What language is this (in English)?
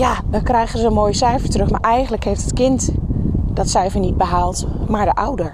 Dutch